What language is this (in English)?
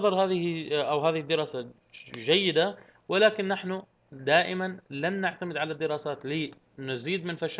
Arabic